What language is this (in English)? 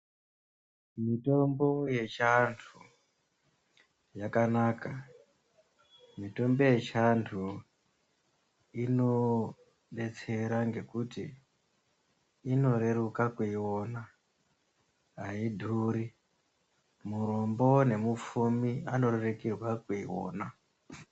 Ndau